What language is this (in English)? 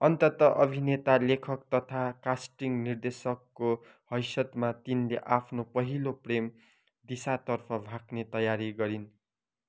Nepali